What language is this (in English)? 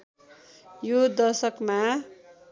Nepali